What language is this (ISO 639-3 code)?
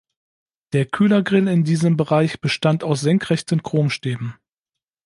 deu